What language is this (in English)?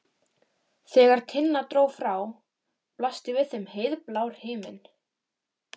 Icelandic